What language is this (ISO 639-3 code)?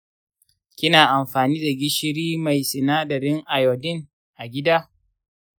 hau